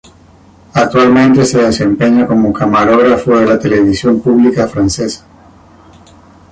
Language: Spanish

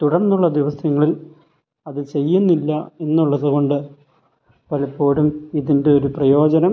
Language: Malayalam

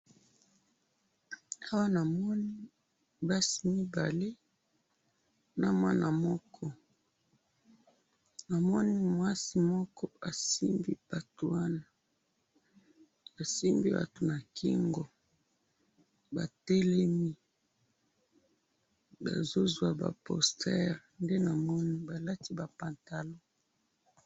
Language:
Lingala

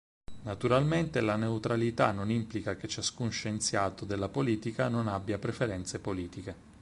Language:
Italian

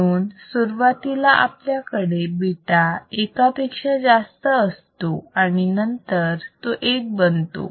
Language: Marathi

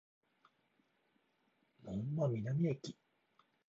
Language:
Japanese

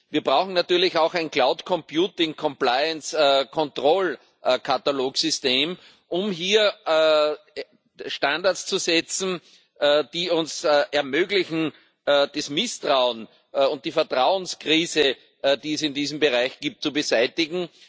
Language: German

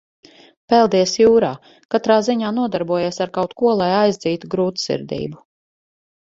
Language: Latvian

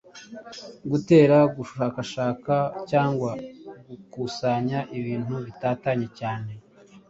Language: Kinyarwanda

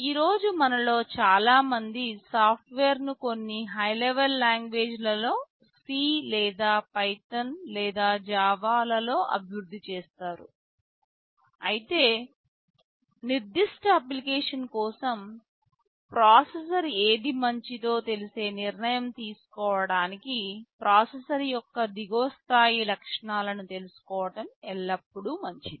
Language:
Telugu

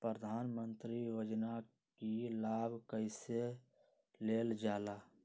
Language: Magahi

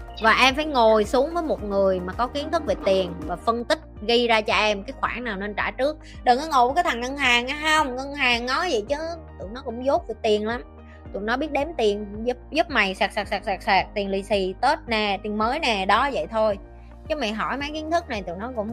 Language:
Vietnamese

